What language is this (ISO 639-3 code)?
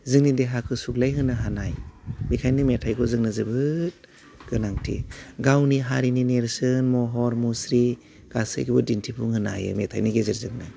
brx